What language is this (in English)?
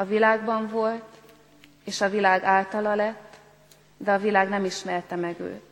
Hungarian